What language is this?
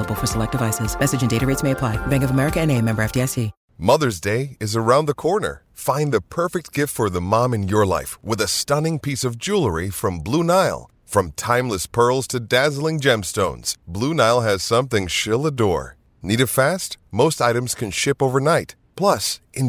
Italian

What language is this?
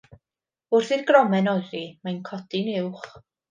Welsh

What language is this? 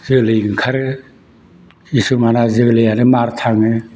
Bodo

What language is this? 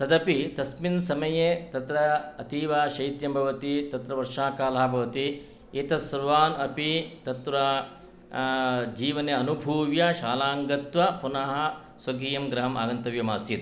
Sanskrit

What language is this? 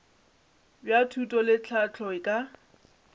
Northern Sotho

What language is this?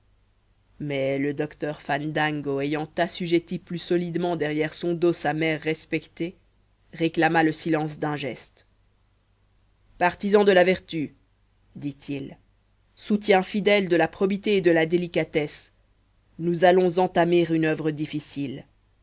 French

